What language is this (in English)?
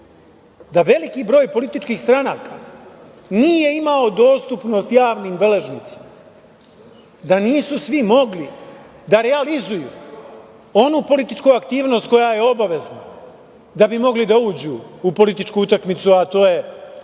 Serbian